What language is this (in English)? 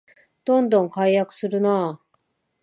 Japanese